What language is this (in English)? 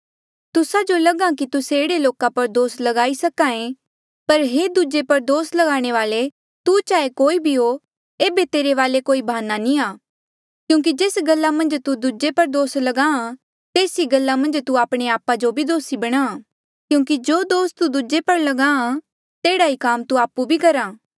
Mandeali